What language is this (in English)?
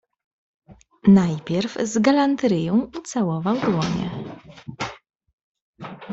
Polish